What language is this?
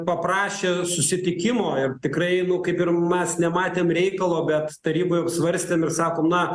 Lithuanian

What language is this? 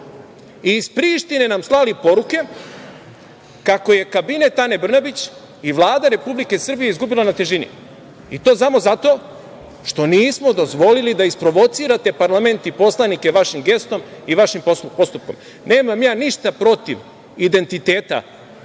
Serbian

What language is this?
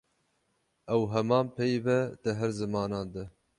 Kurdish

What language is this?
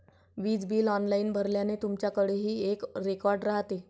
Marathi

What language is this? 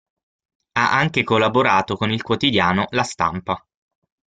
Italian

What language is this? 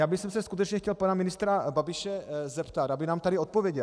Czech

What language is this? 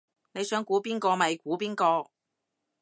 Cantonese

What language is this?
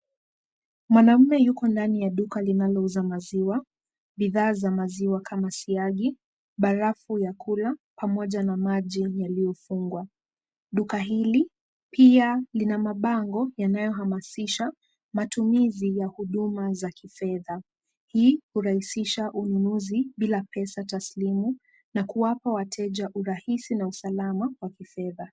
Swahili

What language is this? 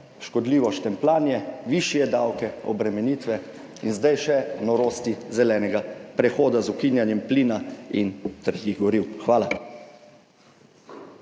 Slovenian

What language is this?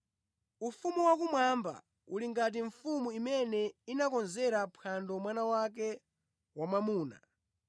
Nyanja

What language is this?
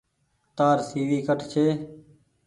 Goaria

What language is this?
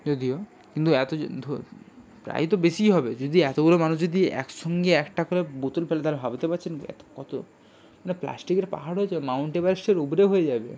Bangla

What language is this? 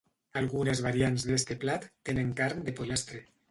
Catalan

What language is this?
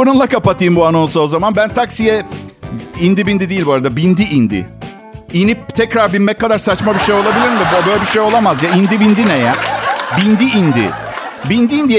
Turkish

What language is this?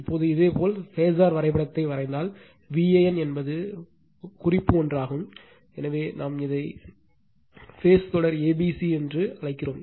Tamil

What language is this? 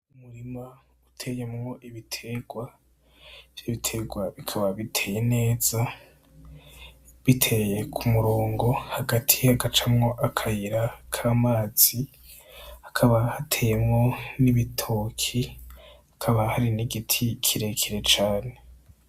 Rundi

